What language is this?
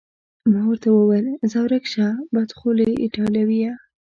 Pashto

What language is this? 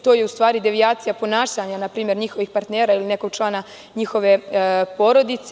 Serbian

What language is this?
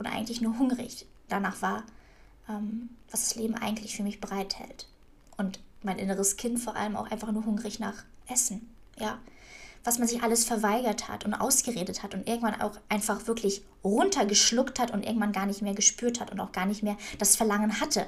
German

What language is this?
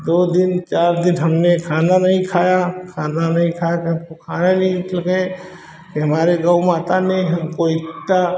Hindi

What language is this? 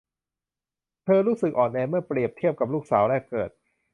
Thai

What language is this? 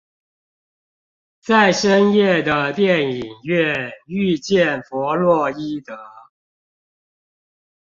Chinese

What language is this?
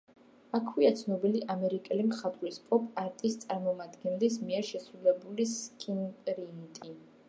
Georgian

